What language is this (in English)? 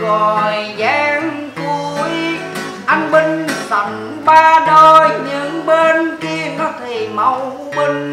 Vietnamese